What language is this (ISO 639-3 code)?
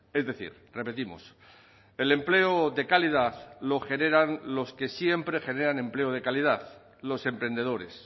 spa